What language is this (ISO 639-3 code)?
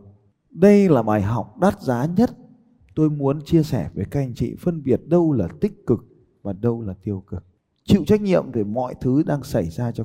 vie